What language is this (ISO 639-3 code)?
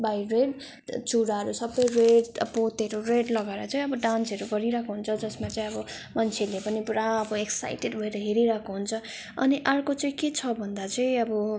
nep